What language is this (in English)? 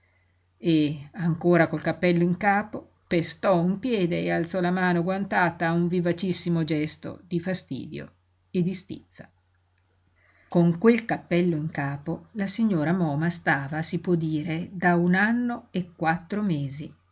Italian